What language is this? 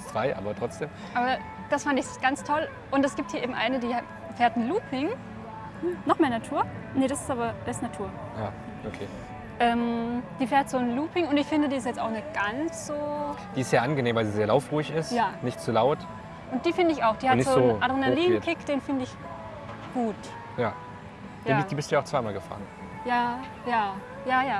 German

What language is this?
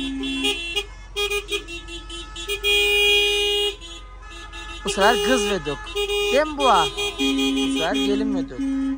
Turkish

